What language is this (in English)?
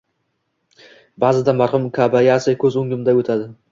Uzbek